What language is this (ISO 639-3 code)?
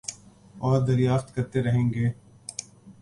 urd